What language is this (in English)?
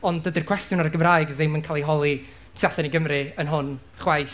Welsh